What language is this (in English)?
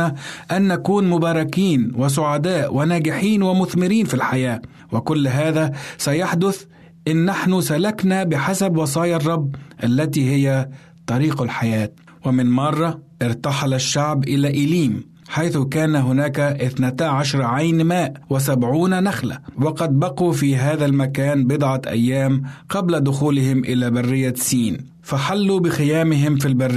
Arabic